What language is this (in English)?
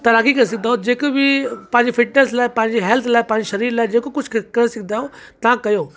Sindhi